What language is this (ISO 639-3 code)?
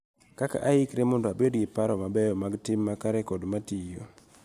luo